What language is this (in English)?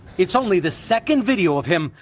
English